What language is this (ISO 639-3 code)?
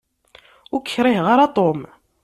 kab